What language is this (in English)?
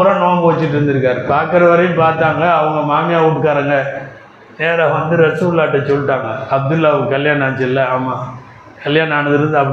Tamil